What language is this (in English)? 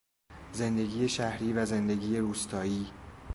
Persian